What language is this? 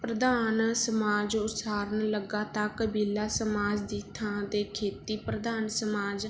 Punjabi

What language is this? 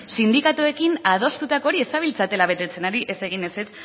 Basque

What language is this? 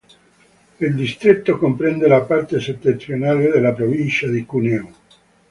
Italian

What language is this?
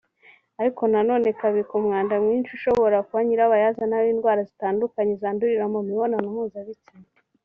Kinyarwanda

